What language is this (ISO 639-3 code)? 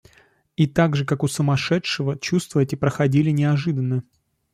rus